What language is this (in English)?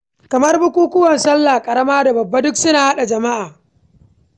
Hausa